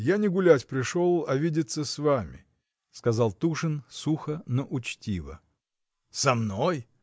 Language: Russian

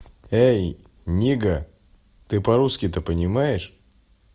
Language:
Russian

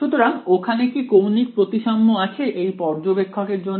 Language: Bangla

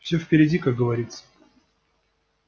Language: Russian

